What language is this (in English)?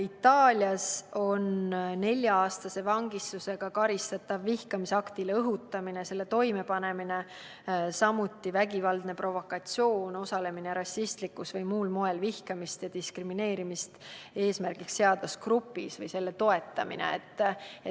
Estonian